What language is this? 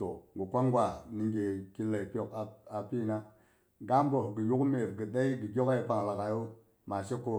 Boghom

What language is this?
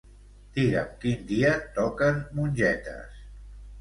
Catalan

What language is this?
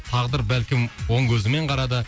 Kazakh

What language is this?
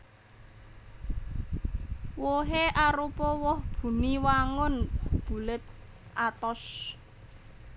Javanese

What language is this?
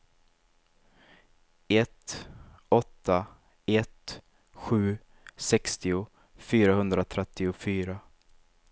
Swedish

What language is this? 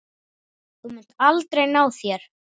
Icelandic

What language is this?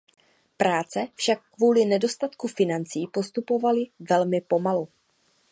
Czech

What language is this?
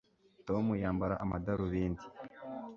Kinyarwanda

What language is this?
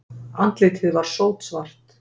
Icelandic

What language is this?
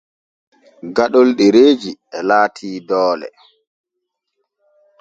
Borgu Fulfulde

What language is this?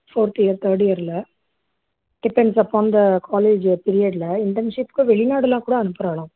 Tamil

